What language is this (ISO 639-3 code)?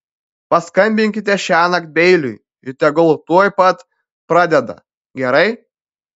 lit